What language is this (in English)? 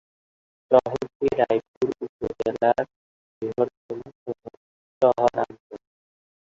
Bangla